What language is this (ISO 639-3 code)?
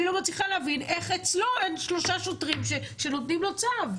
heb